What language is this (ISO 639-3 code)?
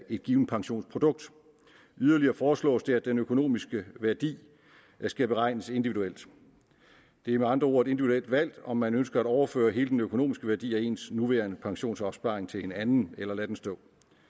dan